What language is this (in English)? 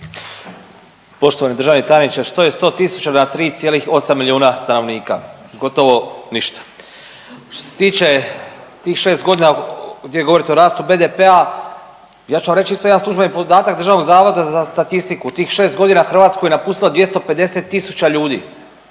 Croatian